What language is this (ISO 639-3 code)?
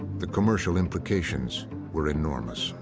eng